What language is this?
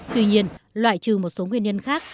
Vietnamese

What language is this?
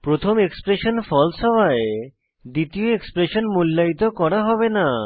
Bangla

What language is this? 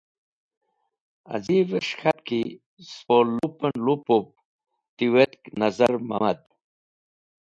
Wakhi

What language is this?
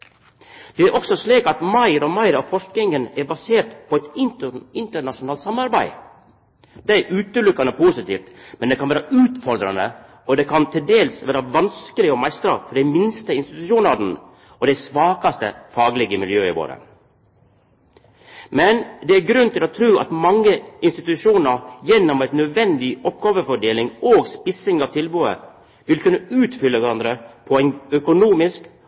Norwegian Nynorsk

